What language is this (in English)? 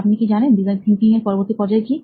Bangla